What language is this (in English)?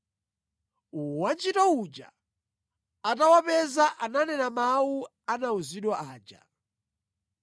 Nyanja